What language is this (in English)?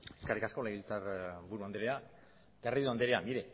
Basque